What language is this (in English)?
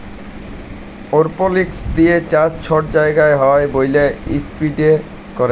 Bangla